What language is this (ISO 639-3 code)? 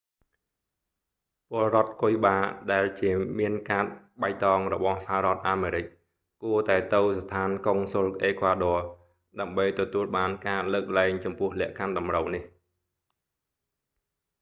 khm